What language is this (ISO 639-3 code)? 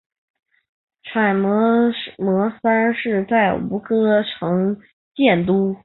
zho